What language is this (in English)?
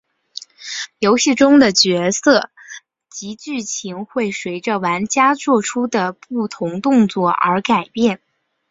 Chinese